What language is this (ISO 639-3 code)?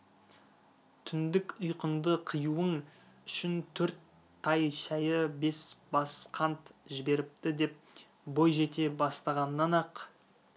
kaz